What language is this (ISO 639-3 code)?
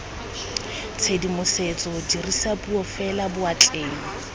tsn